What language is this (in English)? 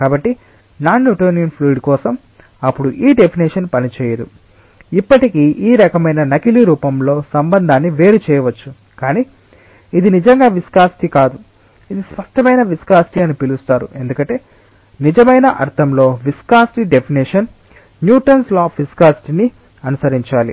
Telugu